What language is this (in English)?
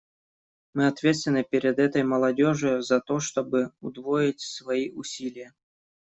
Russian